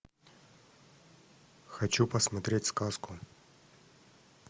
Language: Russian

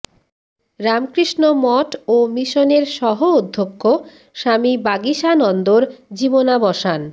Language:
Bangla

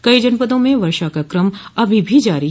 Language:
Hindi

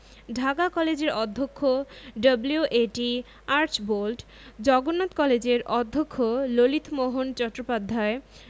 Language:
Bangla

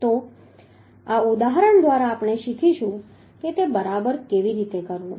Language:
Gujarati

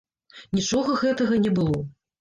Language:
Belarusian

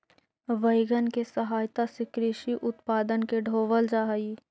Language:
Magahi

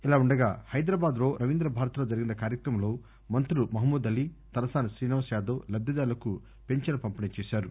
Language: Telugu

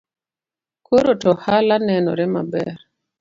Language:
Luo (Kenya and Tanzania)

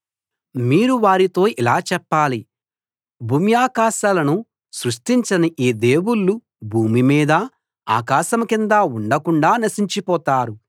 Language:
Telugu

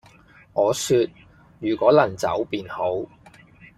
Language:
Cantonese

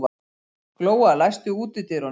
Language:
Icelandic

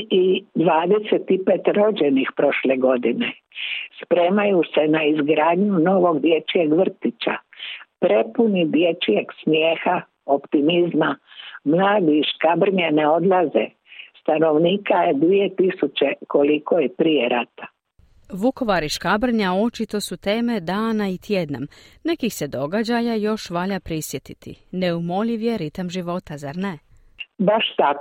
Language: Croatian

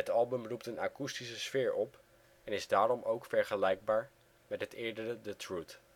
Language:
Dutch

